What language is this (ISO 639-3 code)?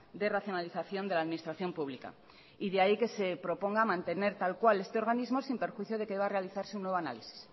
spa